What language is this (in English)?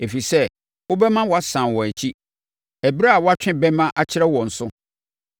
Akan